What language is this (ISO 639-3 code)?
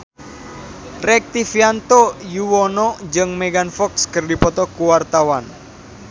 sun